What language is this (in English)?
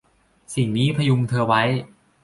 Thai